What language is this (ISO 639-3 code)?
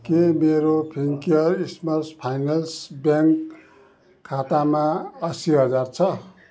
nep